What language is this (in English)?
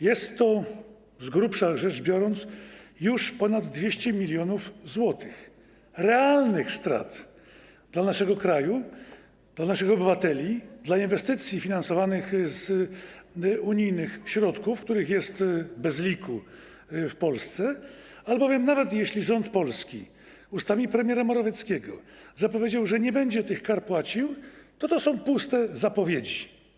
Polish